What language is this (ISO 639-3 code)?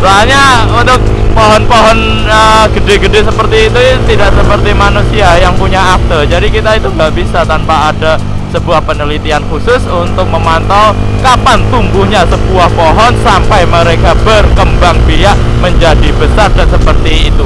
ind